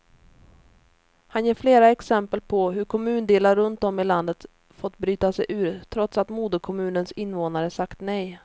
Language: Swedish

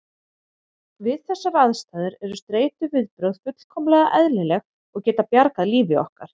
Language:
Icelandic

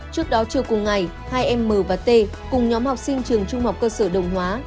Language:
Vietnamese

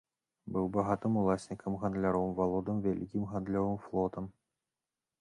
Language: Belarusian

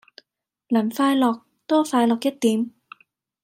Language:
Cantonese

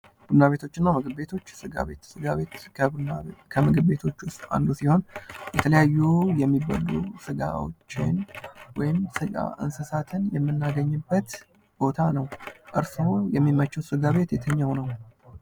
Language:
Amharic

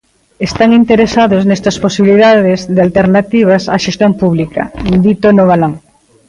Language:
Galician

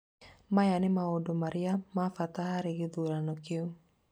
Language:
Kikuyu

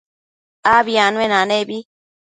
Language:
Matsés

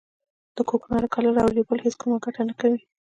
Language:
Pashto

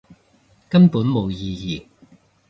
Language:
Cantonese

